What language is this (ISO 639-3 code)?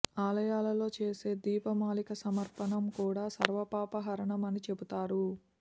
tel